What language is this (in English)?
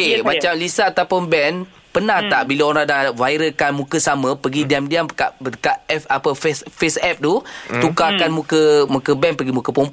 Malay